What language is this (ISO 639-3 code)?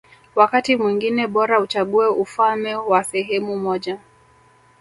swa